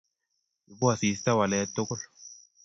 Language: Kalenjin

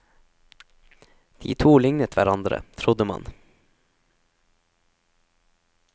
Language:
Norwegian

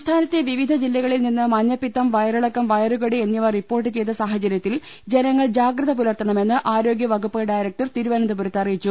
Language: Malayalam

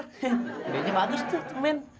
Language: Indonesian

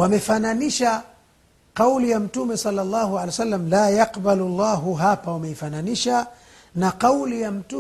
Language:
Swahili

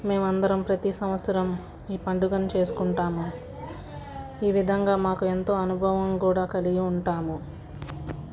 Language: Telugu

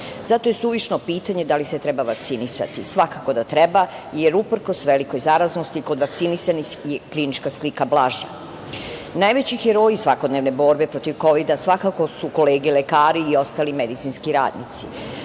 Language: Serbian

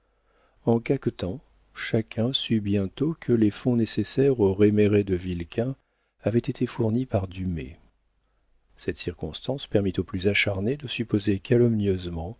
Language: French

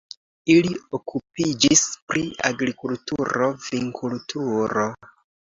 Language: Esperanto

